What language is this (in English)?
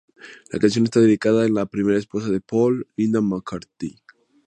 Spanish